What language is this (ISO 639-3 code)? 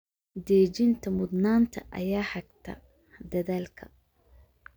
som